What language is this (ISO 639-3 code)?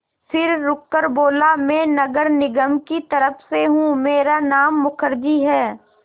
hin